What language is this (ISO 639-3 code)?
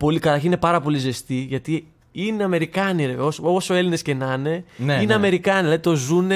ell